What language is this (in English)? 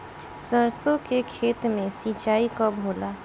Bhojpuri